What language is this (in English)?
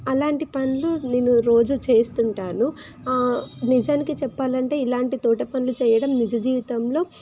Telugu